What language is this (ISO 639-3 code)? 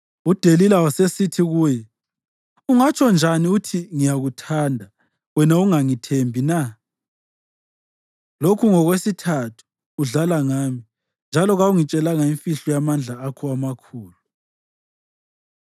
nde